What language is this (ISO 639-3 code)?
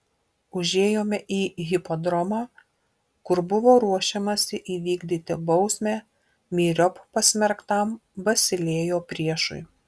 lit